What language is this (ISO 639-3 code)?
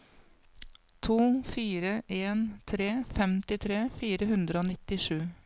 nor